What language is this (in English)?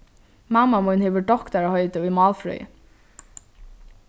Faroese